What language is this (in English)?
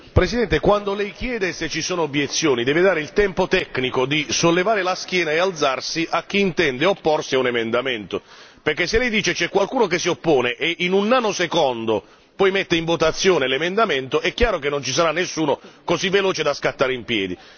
Italian